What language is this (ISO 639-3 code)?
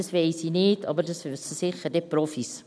gsw